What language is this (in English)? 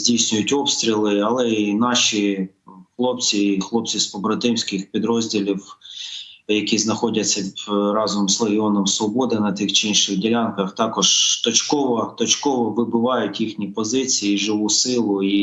Ukrainian